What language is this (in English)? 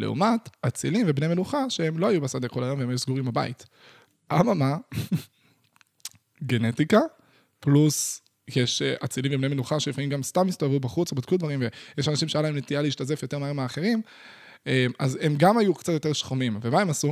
Hebrew